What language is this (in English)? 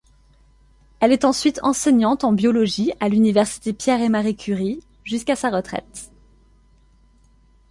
French